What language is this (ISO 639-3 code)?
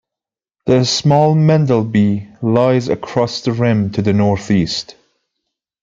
eng